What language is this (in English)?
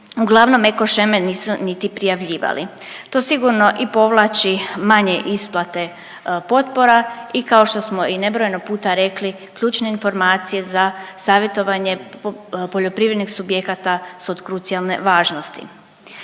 Croatian